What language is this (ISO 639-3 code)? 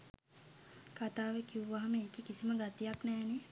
sin